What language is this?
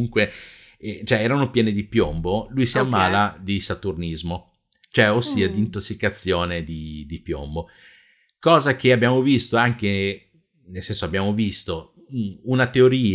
Italian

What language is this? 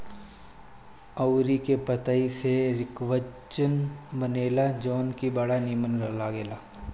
Bhojpuri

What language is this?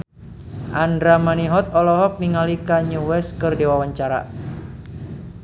Sundanese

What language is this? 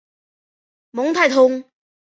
Chinese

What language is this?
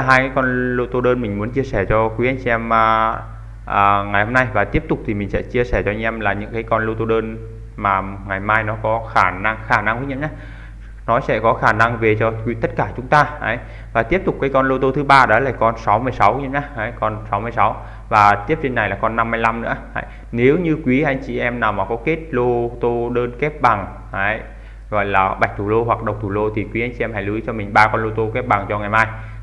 Vietnamese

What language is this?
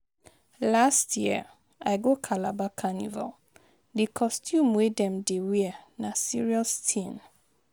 Nigerian Pidgin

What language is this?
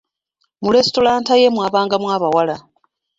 Ganda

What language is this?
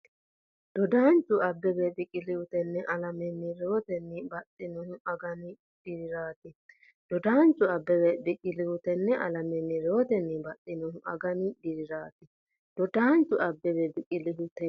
Sidamo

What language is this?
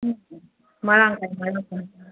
Manipuri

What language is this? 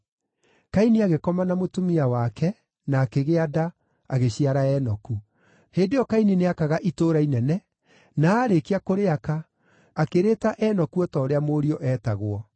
Kikuyu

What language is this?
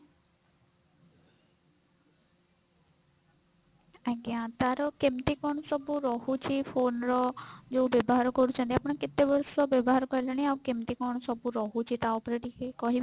Odia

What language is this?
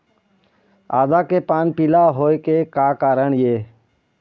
Chhattisgarhi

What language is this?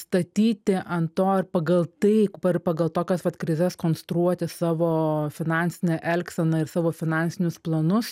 Lithuanian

